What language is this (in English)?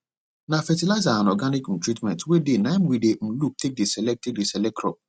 Nigerian Pidgin